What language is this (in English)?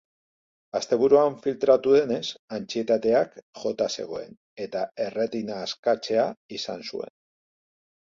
Basque